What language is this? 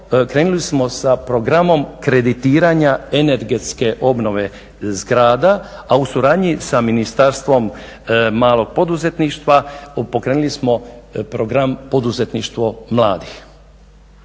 Croatian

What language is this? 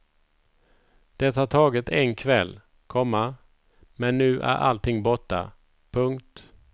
Swedish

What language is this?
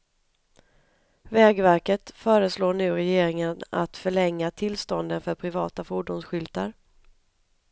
Swedish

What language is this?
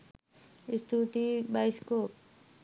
Sinhala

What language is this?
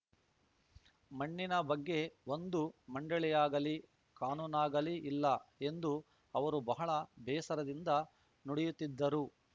Kannada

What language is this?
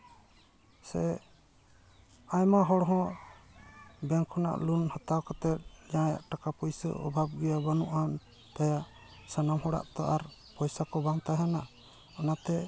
Santali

